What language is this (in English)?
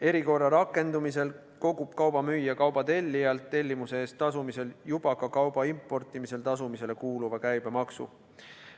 Estonian